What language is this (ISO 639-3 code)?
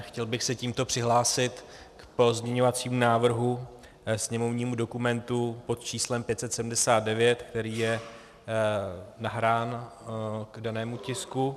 ces